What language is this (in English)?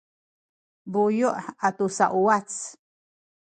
Sakizaya